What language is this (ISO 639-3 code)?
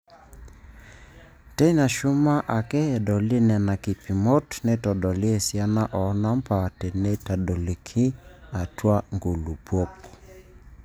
mas